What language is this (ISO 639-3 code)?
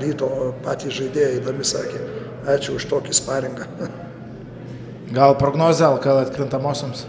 lit